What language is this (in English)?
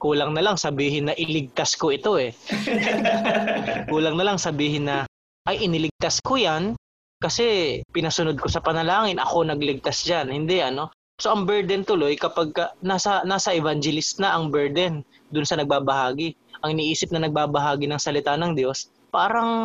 Filipino